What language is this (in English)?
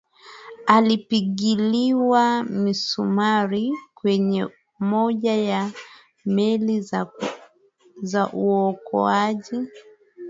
Swahili